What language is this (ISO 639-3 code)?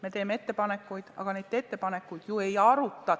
est